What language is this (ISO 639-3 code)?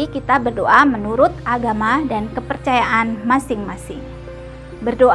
ind